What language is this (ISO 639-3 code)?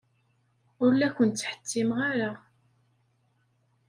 kab